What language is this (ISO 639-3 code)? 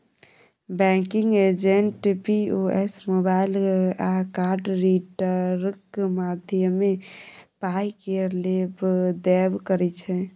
mai